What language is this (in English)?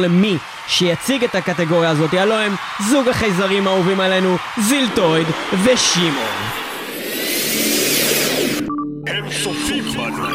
Hebrew